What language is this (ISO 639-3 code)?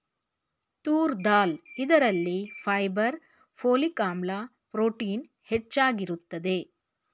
kan